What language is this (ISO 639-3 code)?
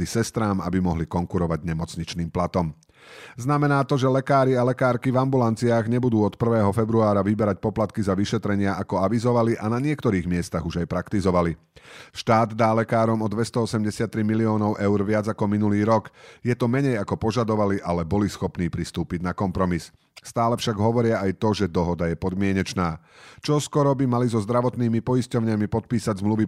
slk